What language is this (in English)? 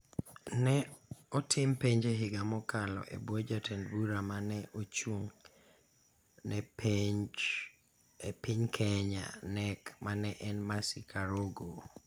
Luo (Kenya and Tanzania)